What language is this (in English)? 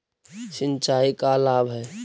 Magahi